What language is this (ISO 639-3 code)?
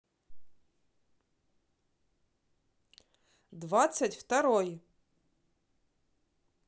rus